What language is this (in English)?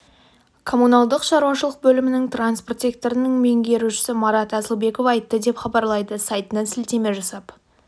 Kazakh